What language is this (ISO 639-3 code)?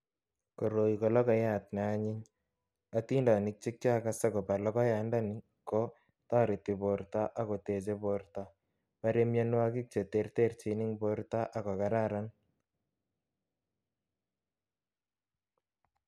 kln